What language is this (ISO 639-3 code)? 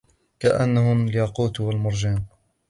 ara